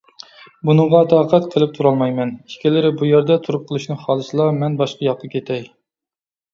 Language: Uyghur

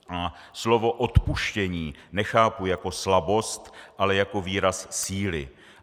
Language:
Czech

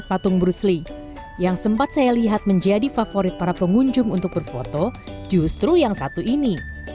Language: Indonesian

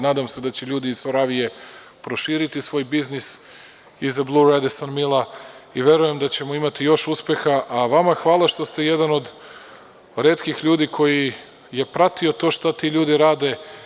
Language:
Serbian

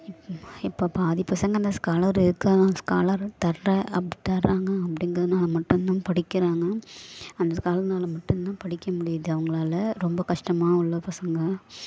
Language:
Tamil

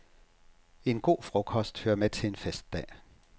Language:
Danish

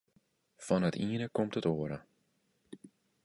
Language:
Western Frisian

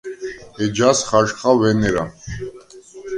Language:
Svan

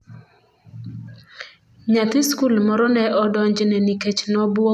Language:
Luo (Kenya and Tanzania)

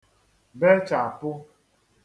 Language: Igbo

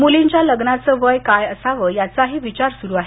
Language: Marathi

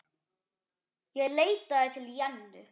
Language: Icelandic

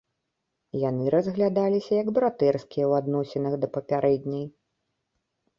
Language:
Belarusian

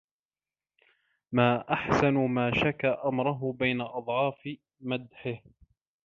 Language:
Arabic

